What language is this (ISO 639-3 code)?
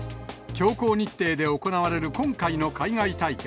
jpn